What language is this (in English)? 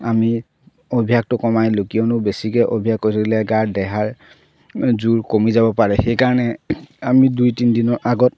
Assamese